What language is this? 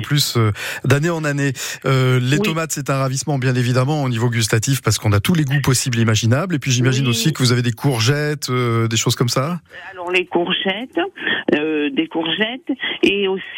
French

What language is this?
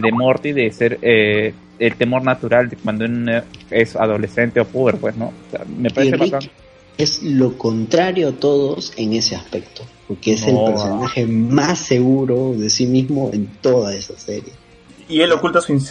Spanish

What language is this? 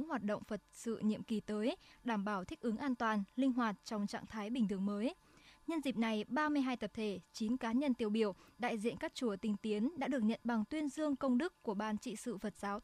Vietnamese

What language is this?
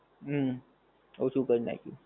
Gujarati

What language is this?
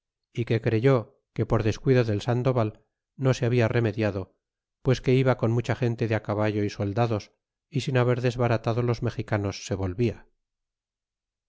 Spanish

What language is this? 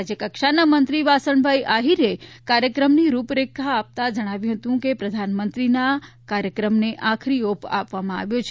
Gujarati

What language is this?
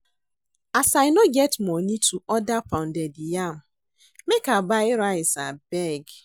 Nigerian Pidgin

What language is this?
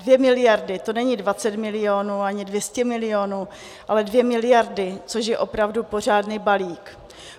Czech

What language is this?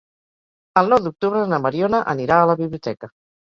Catalan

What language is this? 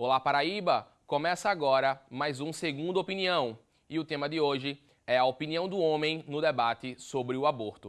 Portuguese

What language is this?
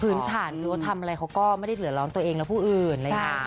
Thai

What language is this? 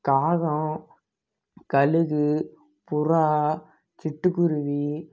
Tamil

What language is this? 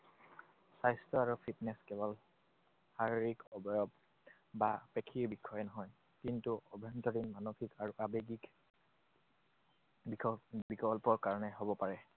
Assamese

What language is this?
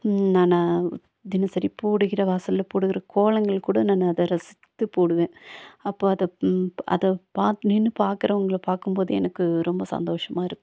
Tamil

